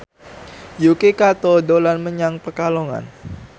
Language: Javanese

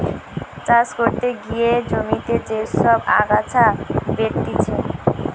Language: Bangla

